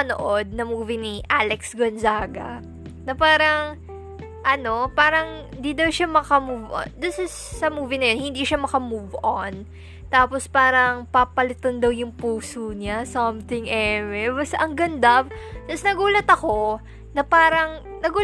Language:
Filipino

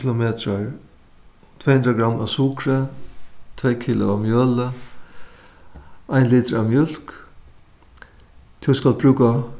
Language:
Faroese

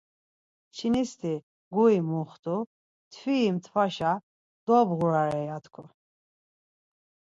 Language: Laz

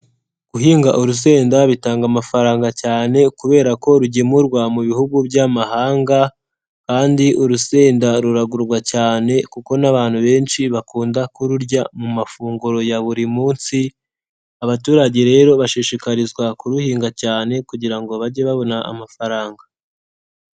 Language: Kinyarwanda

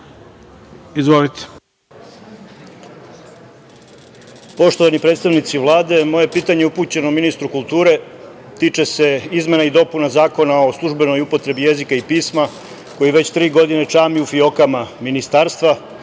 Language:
Serbian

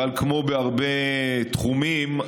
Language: Hebrew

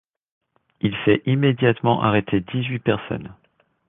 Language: French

